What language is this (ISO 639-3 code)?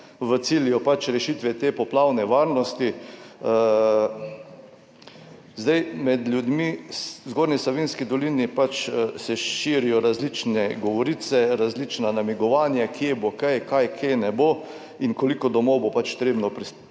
slv